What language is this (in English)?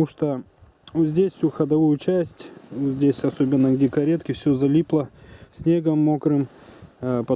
Russian